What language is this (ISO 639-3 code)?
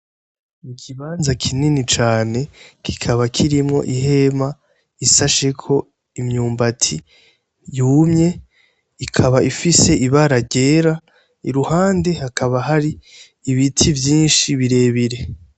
run